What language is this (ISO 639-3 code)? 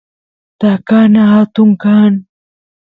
qus